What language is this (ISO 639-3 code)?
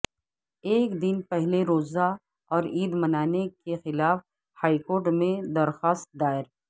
urd